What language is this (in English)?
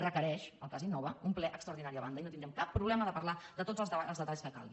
Catalan